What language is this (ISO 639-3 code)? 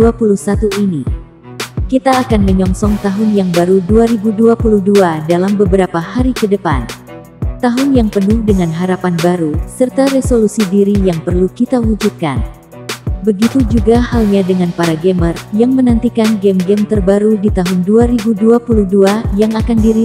ind